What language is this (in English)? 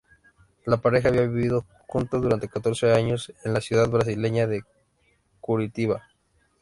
Spanish